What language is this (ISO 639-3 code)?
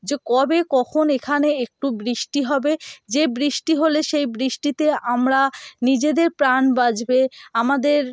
ben